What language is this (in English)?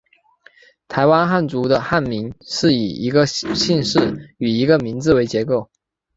Chinese